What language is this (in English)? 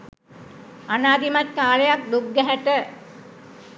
Sinhala